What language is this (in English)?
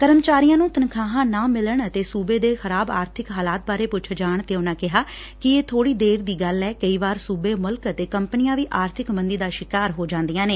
Punjabi